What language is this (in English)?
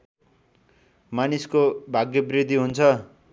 Nepali